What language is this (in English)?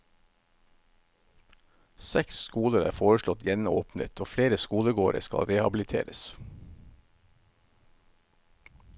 Norwegian